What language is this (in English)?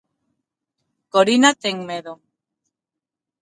Galician